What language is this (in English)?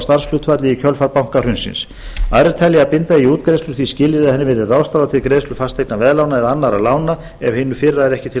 Icelandic